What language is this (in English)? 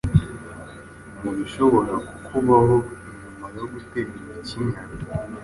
Kinyarwanda